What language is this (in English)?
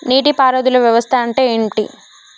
Telugu